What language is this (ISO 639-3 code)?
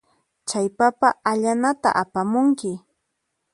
qxp